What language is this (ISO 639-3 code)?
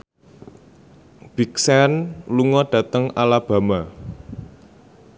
jav